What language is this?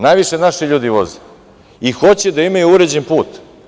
Serbian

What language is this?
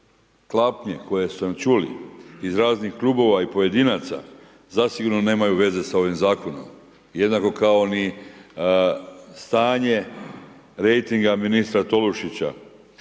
Croatian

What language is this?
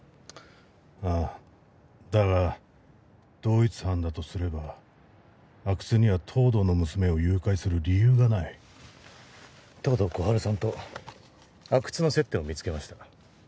Japanese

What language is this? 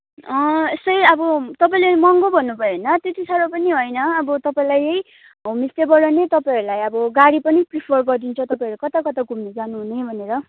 Nepali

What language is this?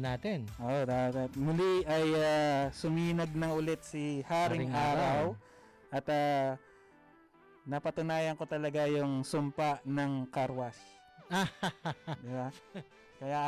Filipino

